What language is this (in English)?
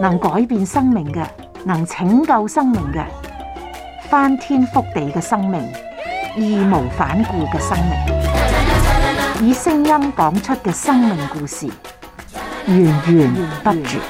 Chinese